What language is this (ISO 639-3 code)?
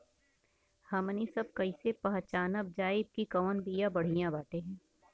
bho